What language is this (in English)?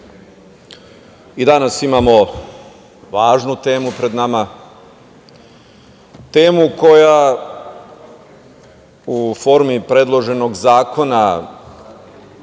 Serbian